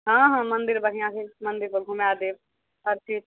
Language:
Maithili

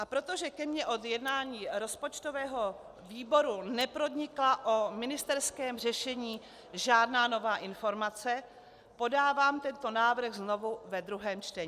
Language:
Czech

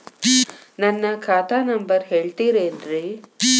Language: Kannada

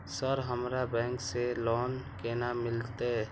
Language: Maithili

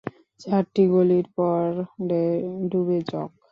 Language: Bangla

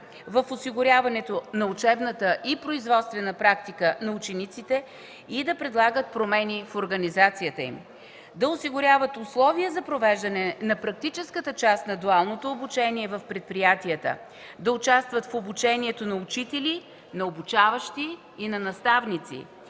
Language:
Bulgarian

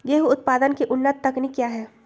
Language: Magahi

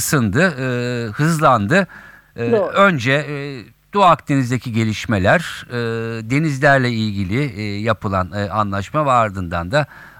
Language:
Turkish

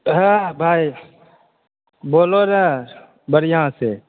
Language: Maithili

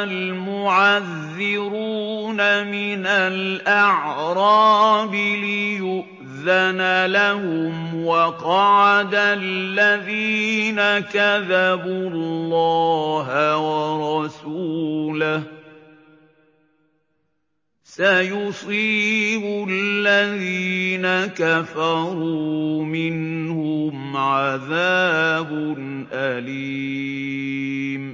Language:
Arabic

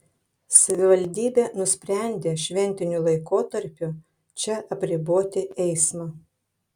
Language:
Lithuanian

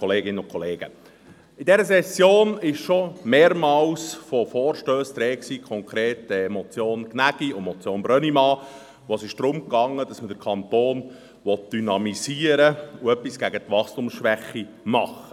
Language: Swiss German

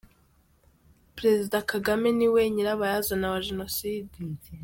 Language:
Kinyarwanda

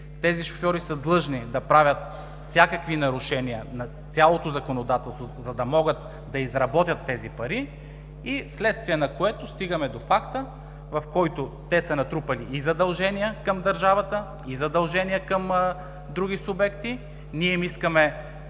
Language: Bulgarian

